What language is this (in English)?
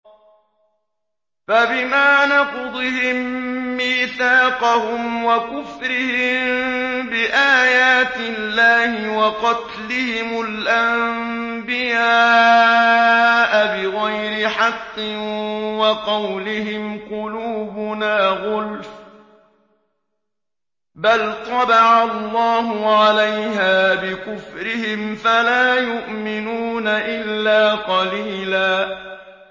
Arabic